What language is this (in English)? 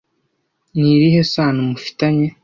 Kinyarwanda